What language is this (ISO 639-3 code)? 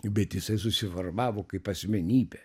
lit